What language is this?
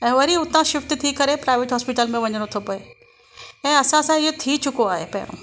Sindhi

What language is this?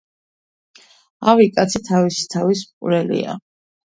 Georgian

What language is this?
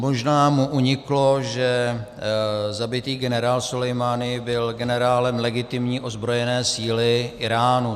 Czech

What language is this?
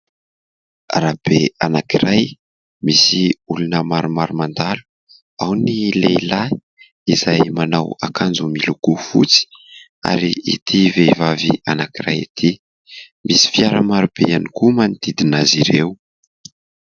Malagasy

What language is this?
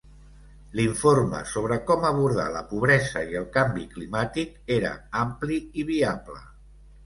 Catalan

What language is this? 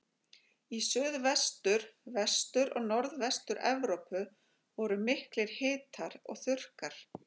Icelandic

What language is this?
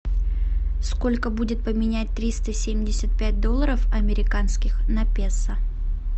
Russian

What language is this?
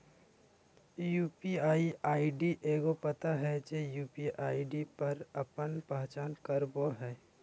Magahi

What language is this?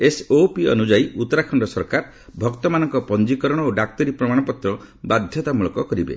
Odia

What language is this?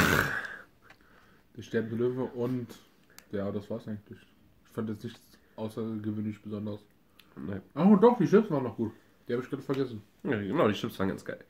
German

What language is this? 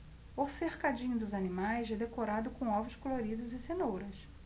Portuguese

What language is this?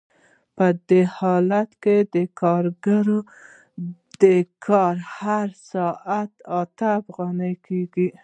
Pashto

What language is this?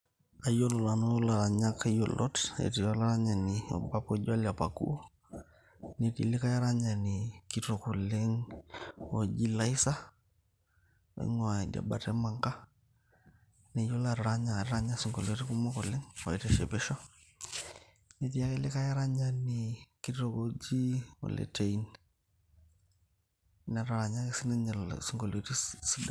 Masai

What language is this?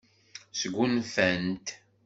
Kabyle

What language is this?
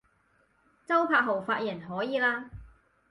Cantonese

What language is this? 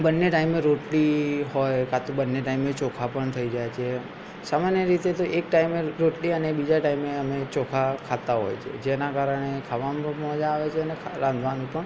Gujarati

